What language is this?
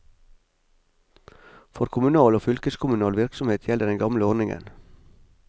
Norwegian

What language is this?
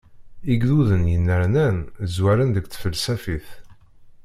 Kabyle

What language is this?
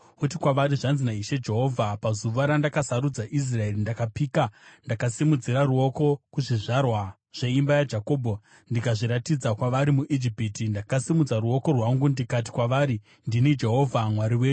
Shona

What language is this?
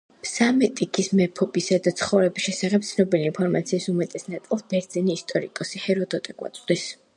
Georgian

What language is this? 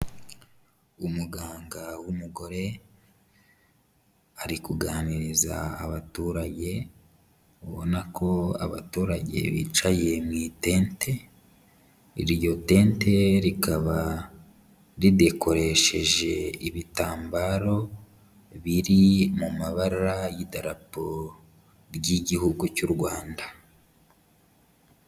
Kinyarwanda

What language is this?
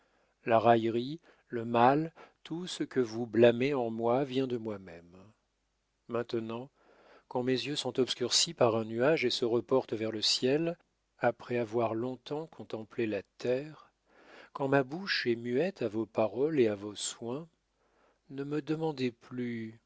French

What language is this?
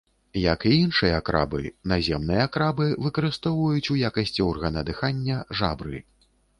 Belarusian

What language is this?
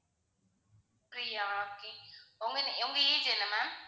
Tamil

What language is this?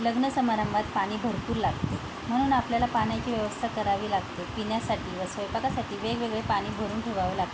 Marathi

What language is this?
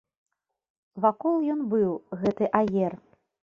Belarusian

